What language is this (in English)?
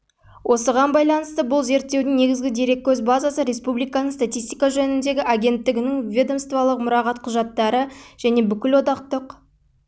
Kazakh